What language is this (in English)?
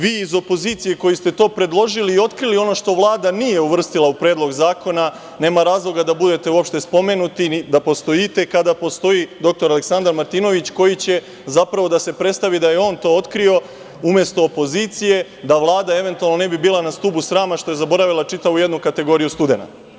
Serbian